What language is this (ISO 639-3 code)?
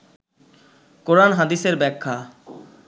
ben